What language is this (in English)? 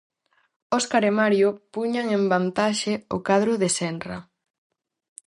Galician